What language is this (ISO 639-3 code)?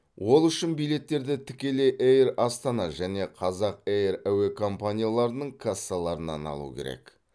kaz